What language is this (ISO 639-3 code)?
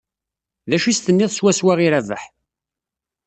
kab